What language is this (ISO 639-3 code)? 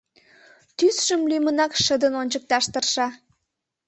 chm